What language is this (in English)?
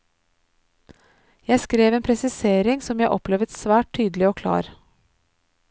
Norwegian